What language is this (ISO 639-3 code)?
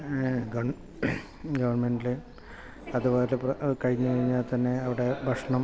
mal